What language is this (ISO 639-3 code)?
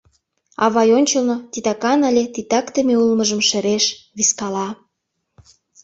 chm